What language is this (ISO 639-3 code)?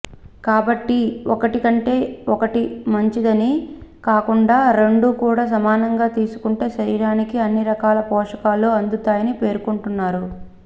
tel